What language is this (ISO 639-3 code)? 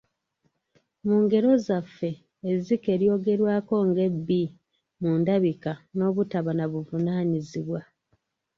lug